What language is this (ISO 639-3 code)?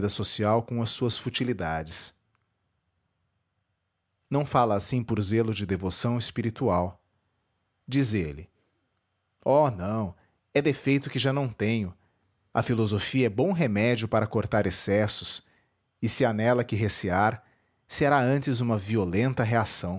por